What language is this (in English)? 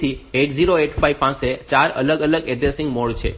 Gujarati